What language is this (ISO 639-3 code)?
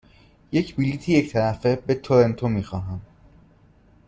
fas